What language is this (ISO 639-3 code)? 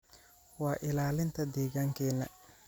som